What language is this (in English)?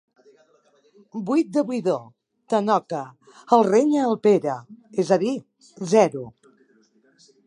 Catalan